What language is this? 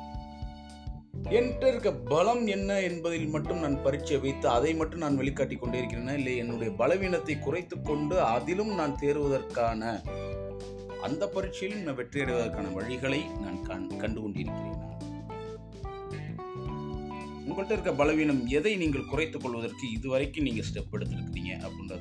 Tamil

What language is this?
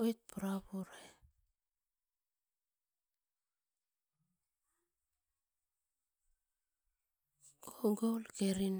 Askopan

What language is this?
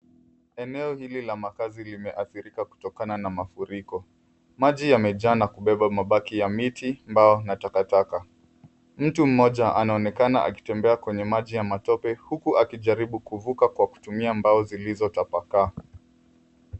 Swahili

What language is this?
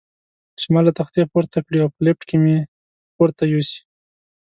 Pashto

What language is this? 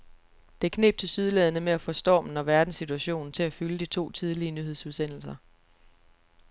Danish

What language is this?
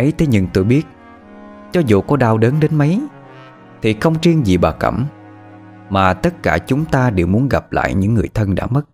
Vietnamese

